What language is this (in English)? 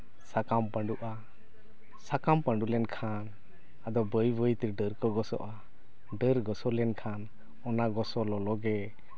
Santali